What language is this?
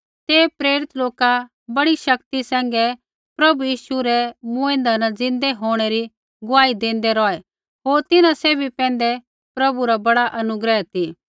Kullu Pahari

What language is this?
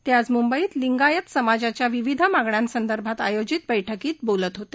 Marathi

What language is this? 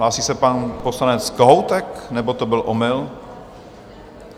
Czech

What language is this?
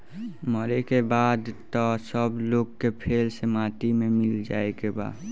Bhojpuri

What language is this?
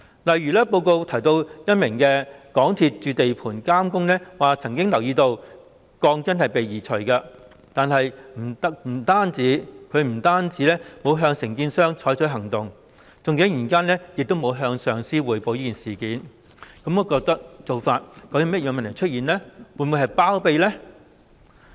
Cantonese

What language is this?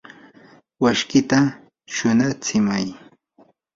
Yanahuanca Pasco Quechua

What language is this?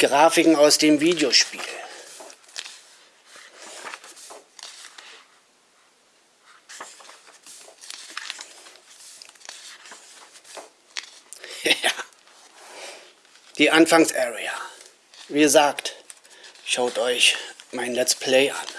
German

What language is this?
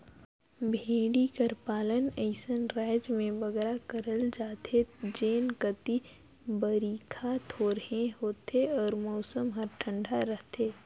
Chhattisgarhi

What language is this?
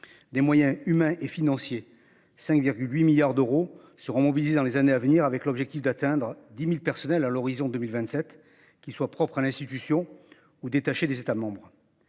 French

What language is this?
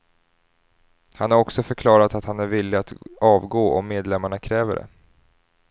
Swedish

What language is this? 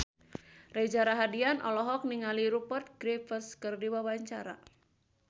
Sundanese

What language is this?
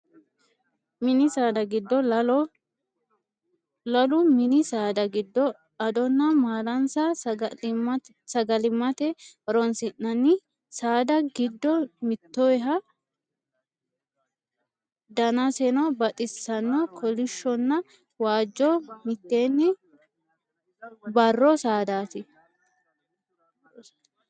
Sidamo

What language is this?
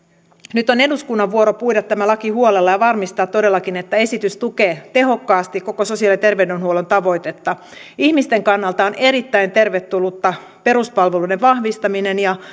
Finnish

